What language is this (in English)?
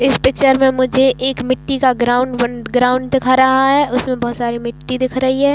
Hindi